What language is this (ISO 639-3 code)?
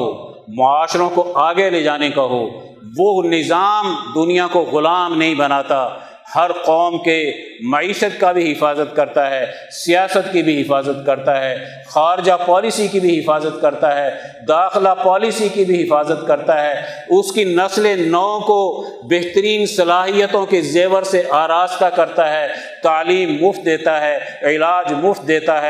urd